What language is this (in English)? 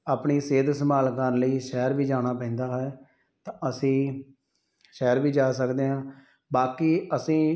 Punjabi